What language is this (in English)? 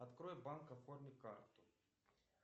Russian